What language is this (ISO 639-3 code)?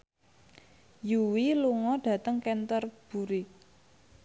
jav